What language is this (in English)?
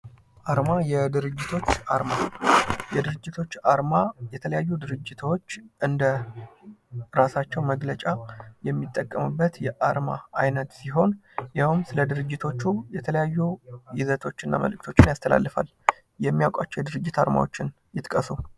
Amharic